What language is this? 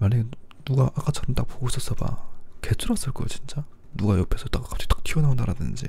Korean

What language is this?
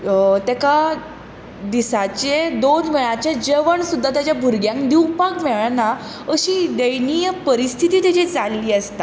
Konkani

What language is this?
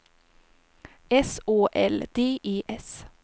Swedish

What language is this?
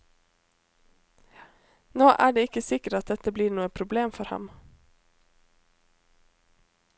Norwegian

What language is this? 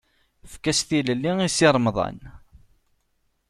Kabyle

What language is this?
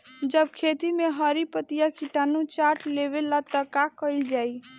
Bhojpuri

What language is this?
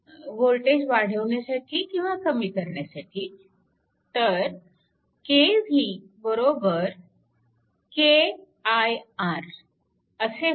Marathi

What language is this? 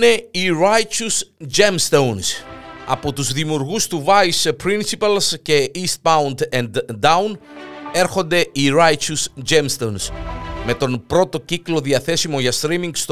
Greek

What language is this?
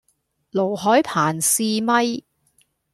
Cantonese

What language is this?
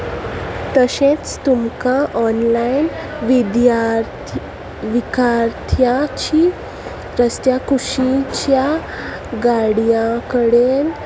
Konkani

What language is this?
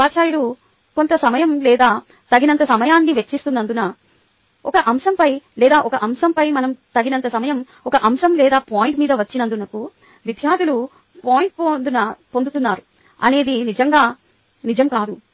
Telugu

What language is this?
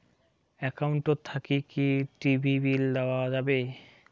Bangla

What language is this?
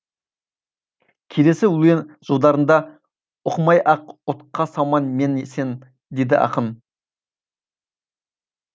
Kazakh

